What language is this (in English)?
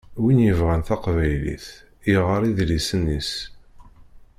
Kabyle